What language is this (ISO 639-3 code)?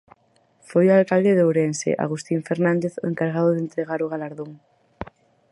glg